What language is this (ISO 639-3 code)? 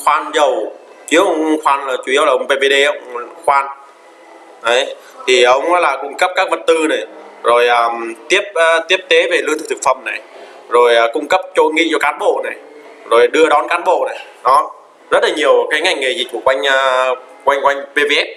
vie